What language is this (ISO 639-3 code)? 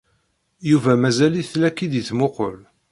kab